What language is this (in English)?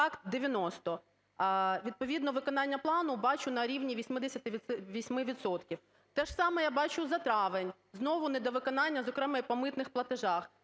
Ukrainian